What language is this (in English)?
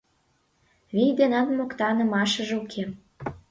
Mari